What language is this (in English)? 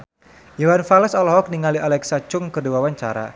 Sundanese